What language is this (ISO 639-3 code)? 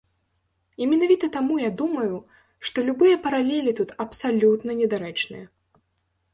bel